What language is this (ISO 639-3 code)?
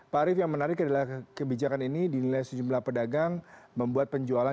ind